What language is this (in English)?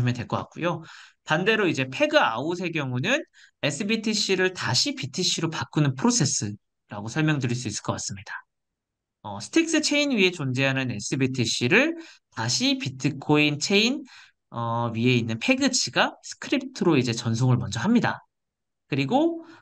Korean